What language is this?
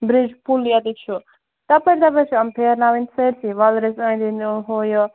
Kashmiri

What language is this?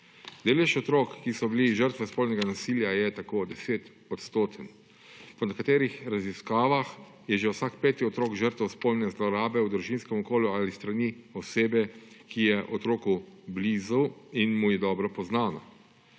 Slovenian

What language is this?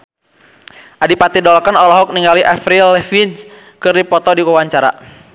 Sundanese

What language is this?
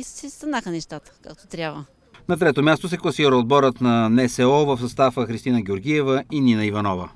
Bulgarian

